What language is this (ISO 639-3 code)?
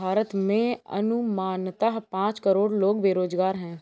hin